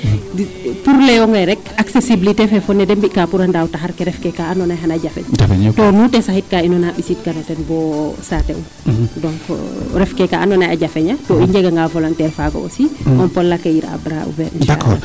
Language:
Serer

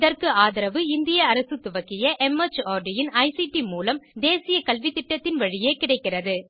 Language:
Tamil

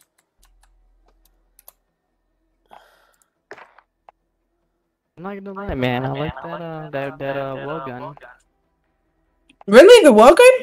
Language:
English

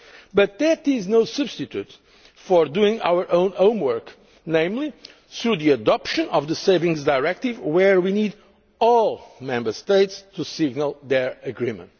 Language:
English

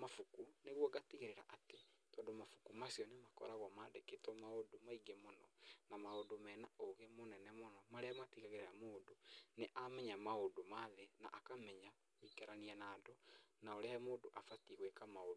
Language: Kikuyu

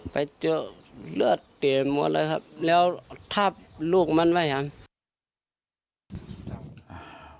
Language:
Thai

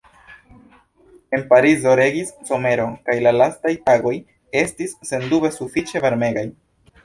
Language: Esperanto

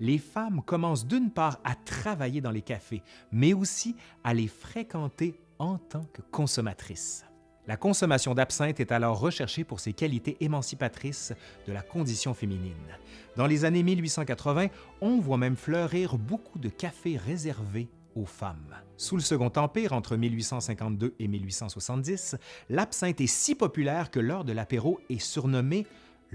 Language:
French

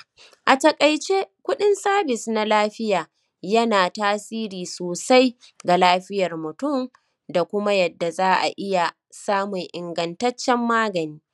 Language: Hausa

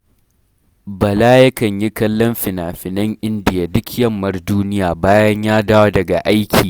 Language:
Hausa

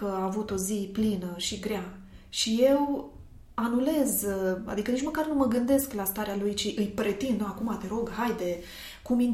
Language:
Romanian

